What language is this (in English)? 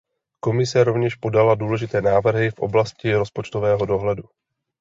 Czech